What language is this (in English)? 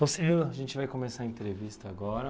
Portuguese